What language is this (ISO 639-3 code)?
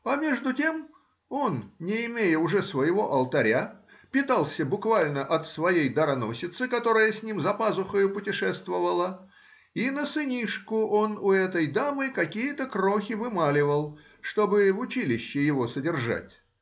rus